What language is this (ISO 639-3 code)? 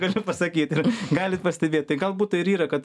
lit